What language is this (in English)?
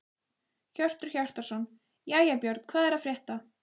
Icelandic